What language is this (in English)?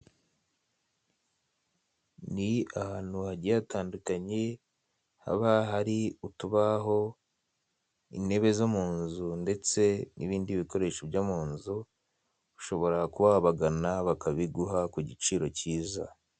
Kinyarwanda